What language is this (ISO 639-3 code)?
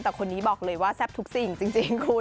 tha